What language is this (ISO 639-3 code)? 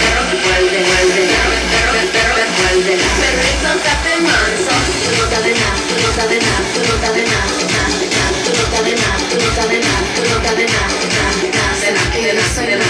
pol